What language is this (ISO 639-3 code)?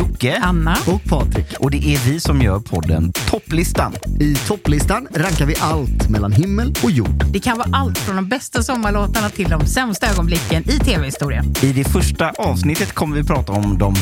swe